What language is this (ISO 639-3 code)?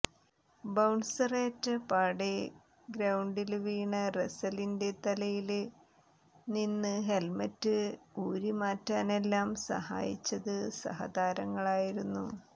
mal